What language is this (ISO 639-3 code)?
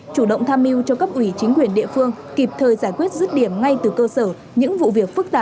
vie